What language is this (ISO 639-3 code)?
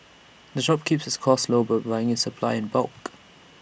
eng